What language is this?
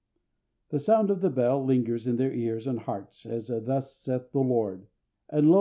English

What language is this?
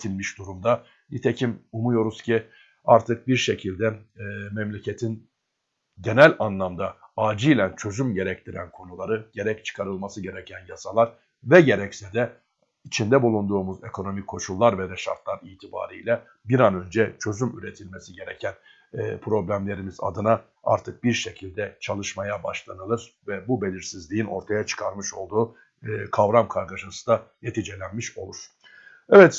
Turkish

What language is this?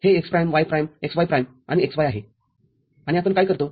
Marathi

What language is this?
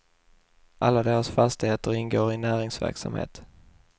Swedish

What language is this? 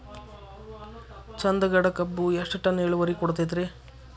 Kannada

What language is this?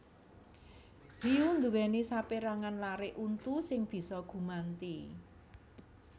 Javanese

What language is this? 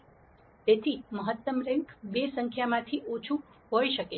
Gujarati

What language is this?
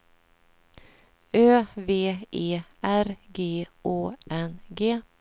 Swedish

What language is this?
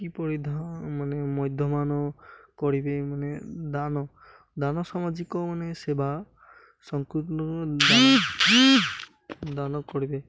Odia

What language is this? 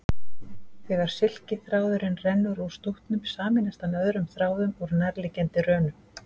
Icelandic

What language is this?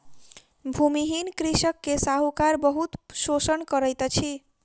Maithili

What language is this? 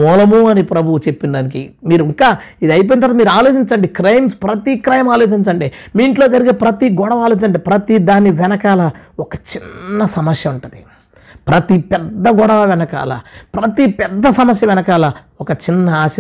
Telugu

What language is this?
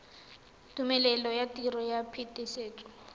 Tswana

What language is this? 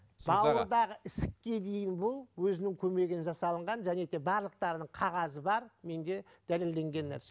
Kazakh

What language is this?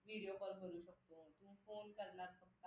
Marathi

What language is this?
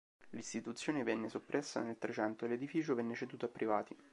Italian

